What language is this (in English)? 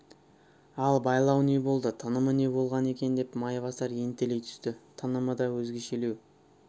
Kazakh